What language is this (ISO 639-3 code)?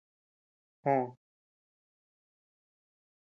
cux